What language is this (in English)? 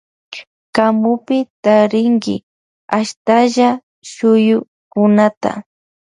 Loja Highland Quichua